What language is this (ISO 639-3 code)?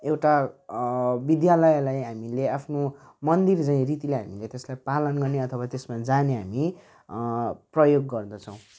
nep